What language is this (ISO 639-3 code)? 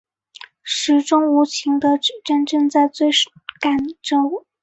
zho